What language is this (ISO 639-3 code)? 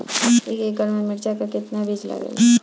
bho